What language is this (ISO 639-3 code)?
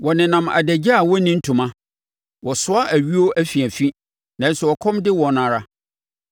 aka